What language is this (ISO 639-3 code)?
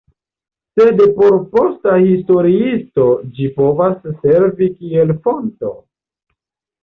epo